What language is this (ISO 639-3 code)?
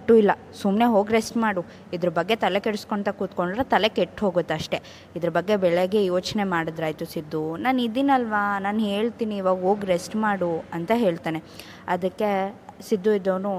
kan